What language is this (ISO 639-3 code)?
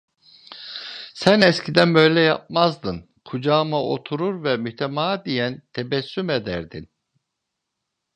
tur